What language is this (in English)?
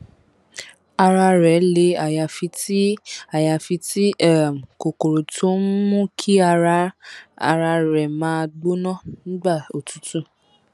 Yoruba